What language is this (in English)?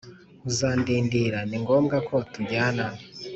Kinyarwanda